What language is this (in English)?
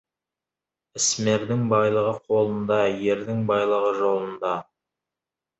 Kazakh